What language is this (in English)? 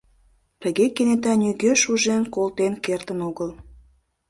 Mari